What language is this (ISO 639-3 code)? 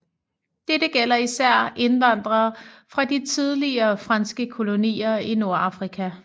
dan